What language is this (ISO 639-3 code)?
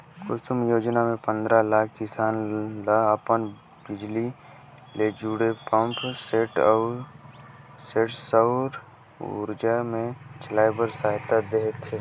hne